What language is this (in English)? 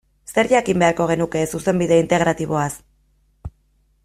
Basque